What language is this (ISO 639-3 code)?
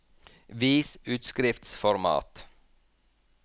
nor